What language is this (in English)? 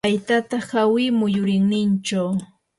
Yanahuanca Pasco Quechua